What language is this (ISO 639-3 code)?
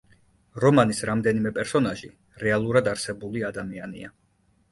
kat